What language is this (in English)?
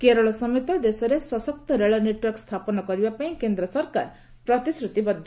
Odia